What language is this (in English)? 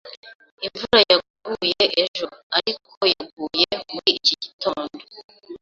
Kinyarwanda